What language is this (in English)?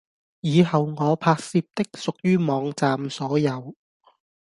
Cantonese